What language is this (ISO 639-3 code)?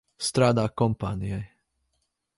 lav